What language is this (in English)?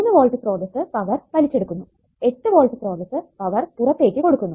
Malayalam